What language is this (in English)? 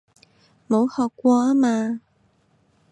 Cantonese